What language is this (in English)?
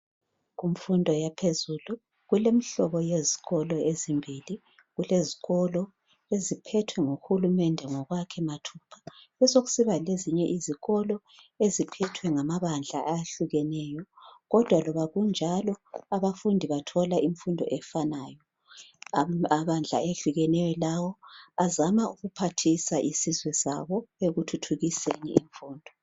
North Ndebele